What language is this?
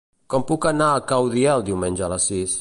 Catalan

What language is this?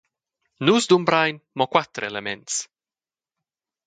Romansh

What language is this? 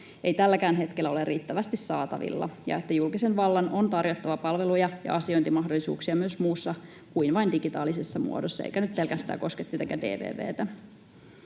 Finnish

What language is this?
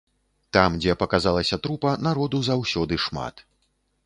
Belarusian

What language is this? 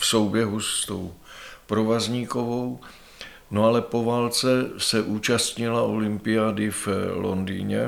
Czech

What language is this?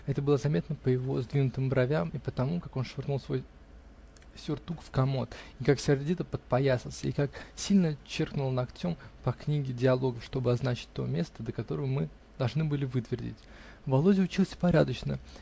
Russian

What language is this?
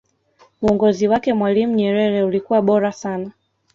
Swahili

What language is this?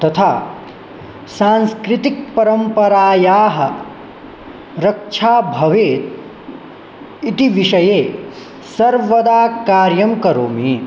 Sanskrit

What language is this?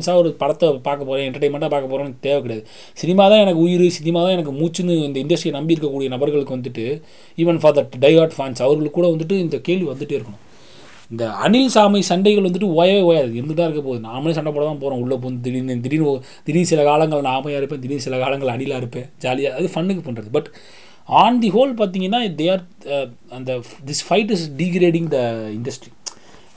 Tamil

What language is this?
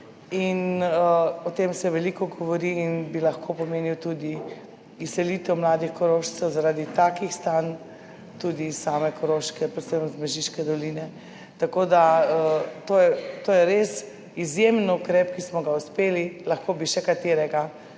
Slovenian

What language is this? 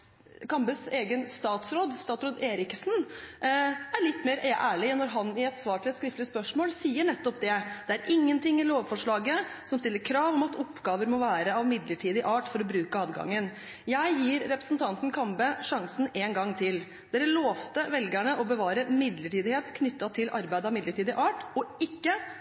Norwegian Bokmål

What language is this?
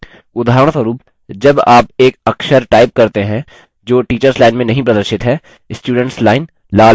Hindi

